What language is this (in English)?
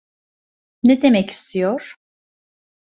Turkish